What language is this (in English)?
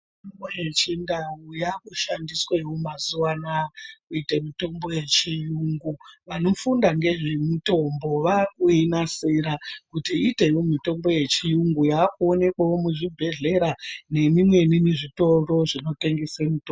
Ndau